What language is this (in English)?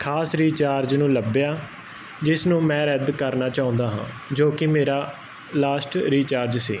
Punjabi